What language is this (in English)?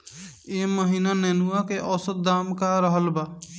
Bhojpuri